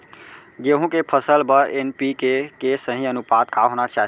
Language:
Chhattisgarhi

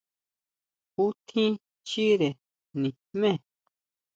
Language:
Huautla Mazatec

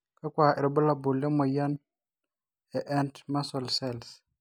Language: Masai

